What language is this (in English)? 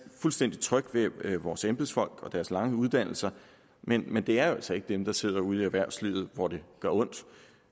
Danish